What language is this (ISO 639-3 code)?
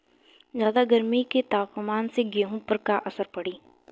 bho